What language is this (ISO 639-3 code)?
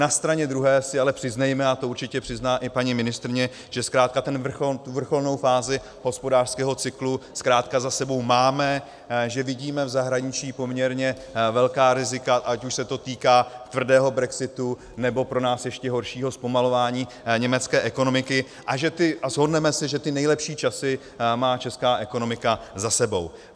ces